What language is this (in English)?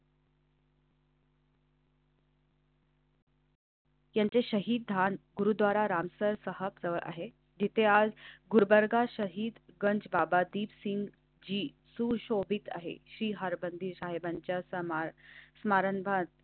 Marathi